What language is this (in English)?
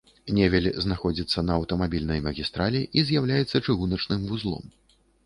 Belarusian